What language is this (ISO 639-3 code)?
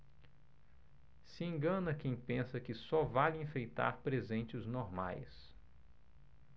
por